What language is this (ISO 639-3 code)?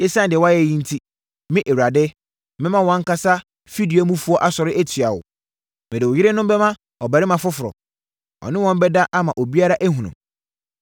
aka